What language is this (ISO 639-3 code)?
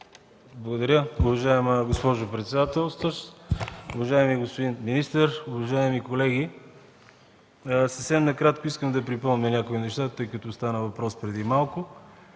bul